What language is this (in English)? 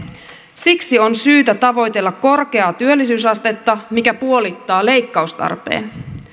Finnish